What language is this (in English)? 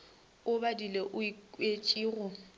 Northern Sotho